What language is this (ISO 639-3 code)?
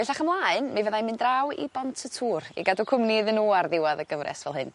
cym